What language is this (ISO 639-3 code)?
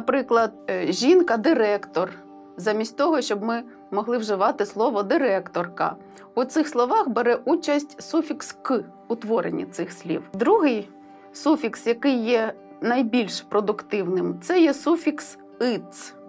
ukr